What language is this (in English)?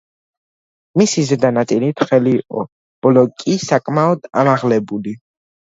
Georgian